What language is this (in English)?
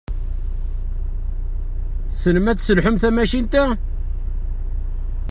Kabyle